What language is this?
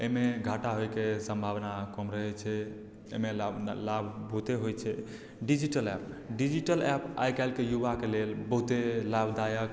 Maithili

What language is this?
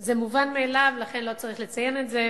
Hebrew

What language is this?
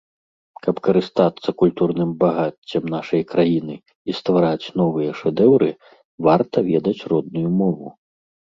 Belarusian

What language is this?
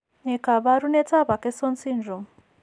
Kalenjin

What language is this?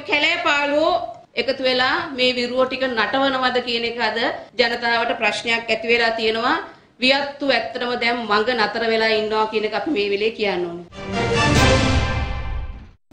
Hindi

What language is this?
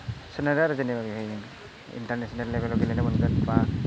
Bodo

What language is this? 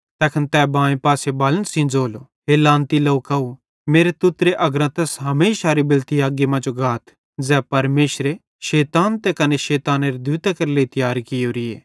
Bhadrawahi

